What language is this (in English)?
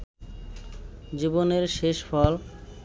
Bangla